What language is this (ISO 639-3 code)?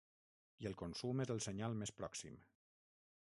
cat